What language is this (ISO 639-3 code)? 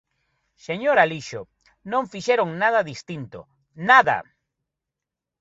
glg